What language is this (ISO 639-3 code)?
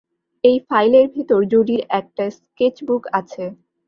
ben